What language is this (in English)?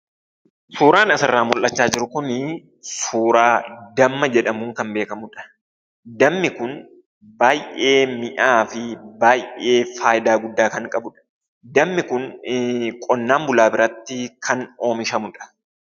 Oromo